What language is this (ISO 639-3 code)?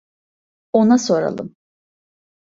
tur